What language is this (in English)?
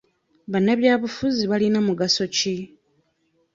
Ganda